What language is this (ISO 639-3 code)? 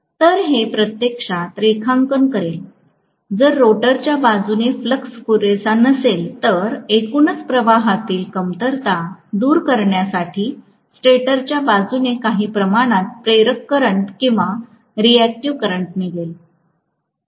mar